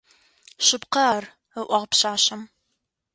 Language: Adyghe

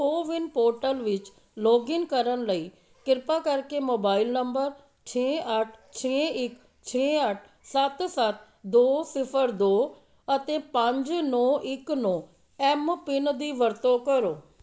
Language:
Punjabi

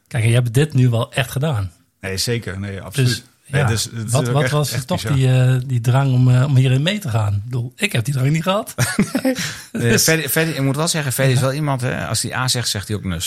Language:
Dutch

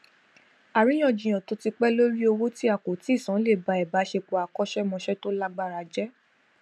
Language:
Yoruba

